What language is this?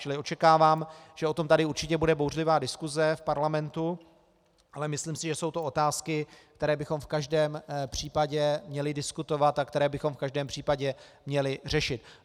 Czech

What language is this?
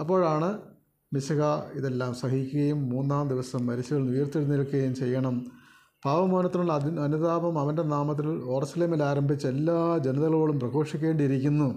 Malayalam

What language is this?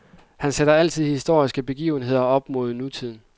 Danish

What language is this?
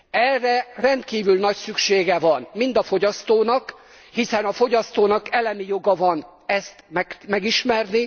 Hungarian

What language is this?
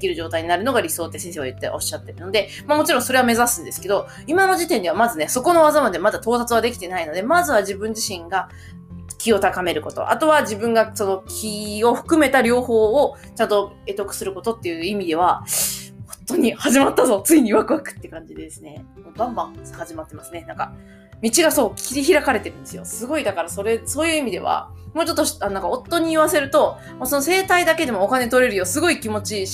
Japanese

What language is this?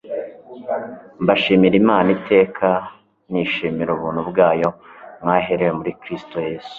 Kinyarwanda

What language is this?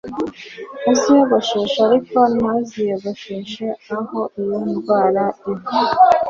Kinyarwanda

